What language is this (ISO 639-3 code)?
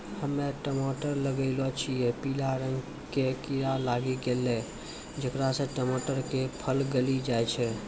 mai